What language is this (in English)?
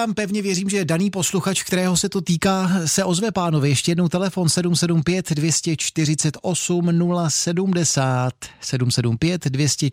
Czech